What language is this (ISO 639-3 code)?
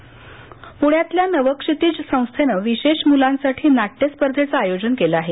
mar